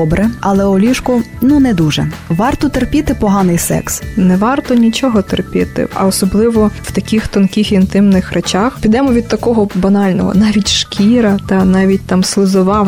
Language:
Ukrainian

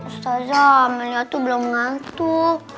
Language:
Indonesian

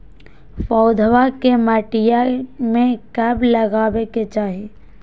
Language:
Magahi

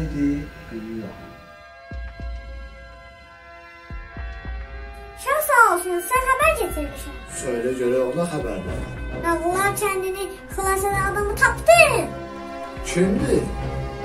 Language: Turkish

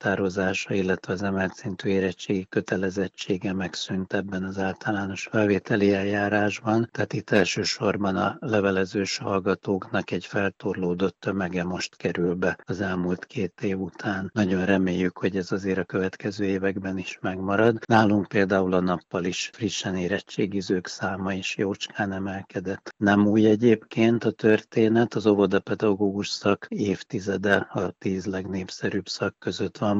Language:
Hungarian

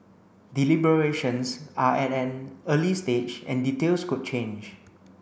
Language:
English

